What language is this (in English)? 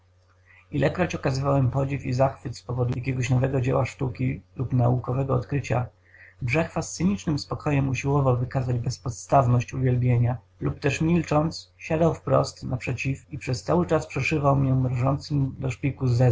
Polish